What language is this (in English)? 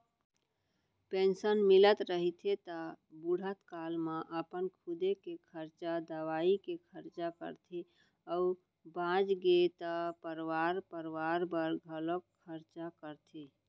Chhattisgarhi